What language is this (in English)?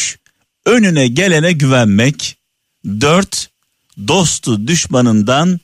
Turkish